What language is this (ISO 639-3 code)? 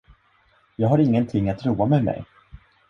swe